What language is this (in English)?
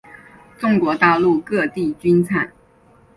Chinese